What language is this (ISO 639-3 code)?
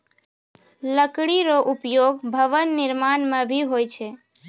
mai